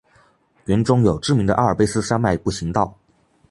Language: Chinese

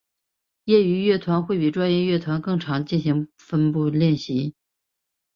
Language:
Chinese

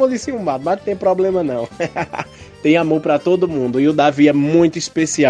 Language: Portuguese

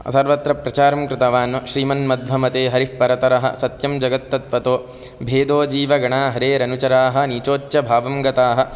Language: Sanskrit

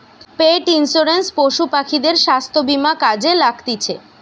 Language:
Bangla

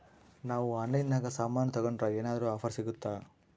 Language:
Kannada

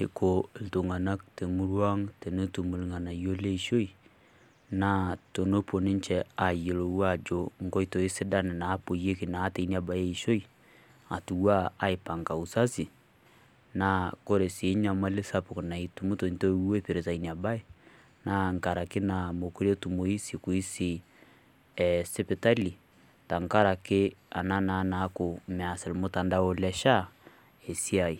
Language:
Masai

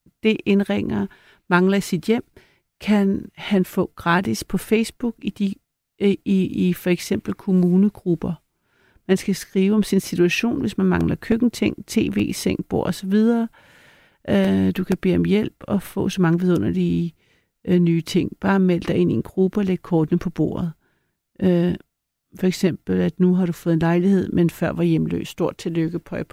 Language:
Danish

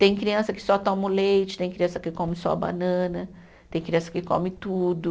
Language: Portuguese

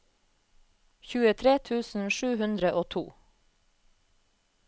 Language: Norwegian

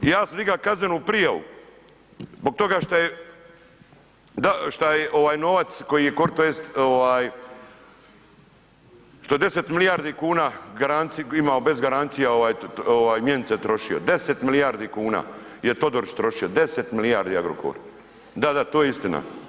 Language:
Croatian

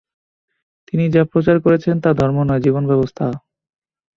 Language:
Bangla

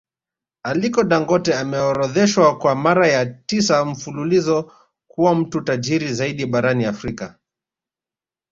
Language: Swahili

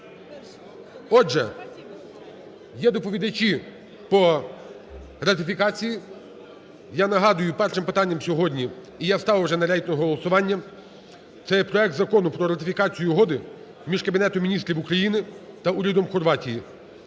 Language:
Ukrainian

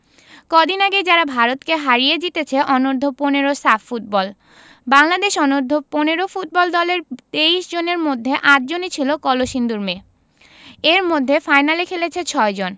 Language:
Bangla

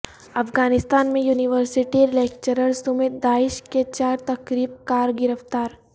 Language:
Urdu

